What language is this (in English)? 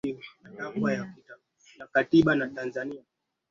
Swahili